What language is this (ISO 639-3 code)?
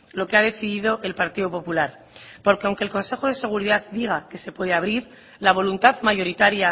spa